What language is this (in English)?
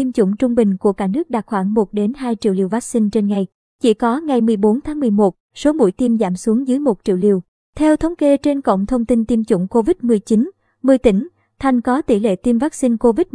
Vietnamese